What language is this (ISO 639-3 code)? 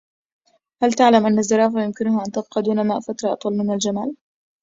ara